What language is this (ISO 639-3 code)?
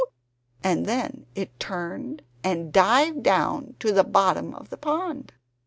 eng